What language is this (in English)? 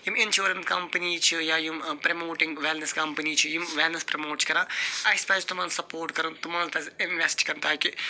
Kashmiri